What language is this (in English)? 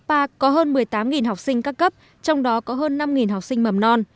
Vietnamese